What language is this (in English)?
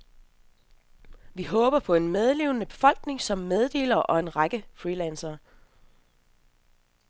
Danish